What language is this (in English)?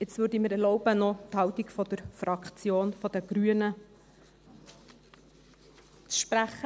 Swiss German